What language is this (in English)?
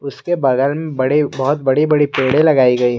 Hindi